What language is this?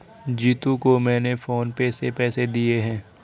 Hindi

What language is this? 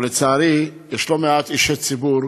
Hebrew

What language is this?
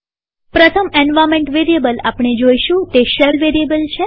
Gujarati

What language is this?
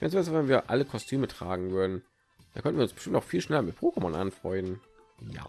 German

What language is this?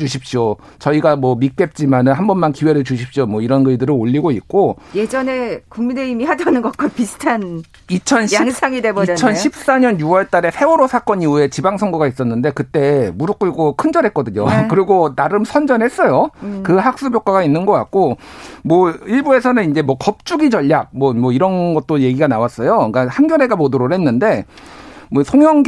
Korean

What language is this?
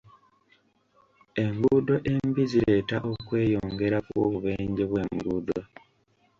Ganda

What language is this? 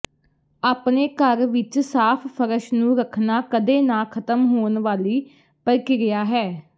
Punjabi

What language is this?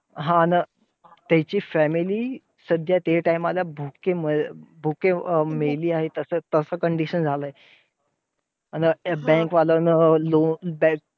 Marathi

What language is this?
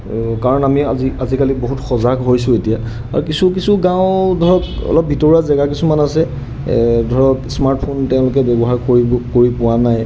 Assamese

